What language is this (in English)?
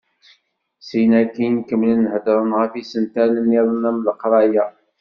Kabyle